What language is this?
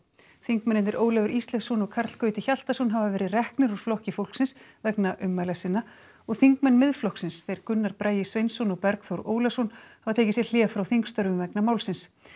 Icelandic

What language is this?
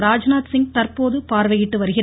Tamil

